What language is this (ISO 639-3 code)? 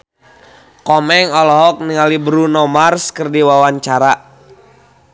sun